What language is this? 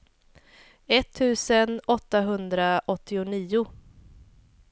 Swedish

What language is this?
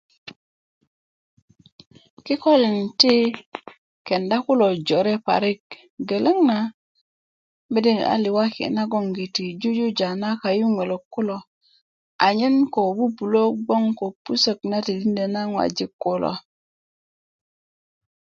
Kuku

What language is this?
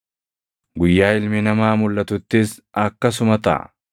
Oromo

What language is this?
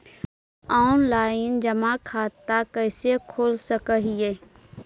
Magahi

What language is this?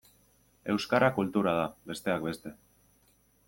Basque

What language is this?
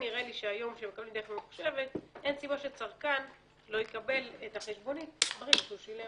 Hebrew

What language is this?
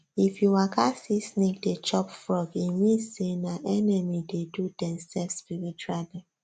Nigerian Pidgin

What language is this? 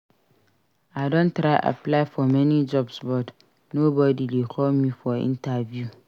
Nigerian Pidgin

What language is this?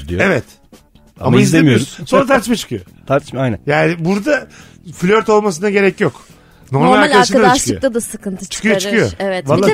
Turkish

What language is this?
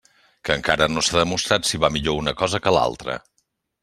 Catalan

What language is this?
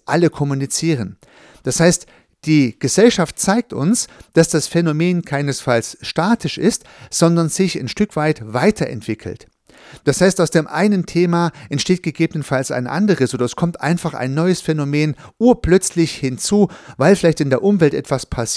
German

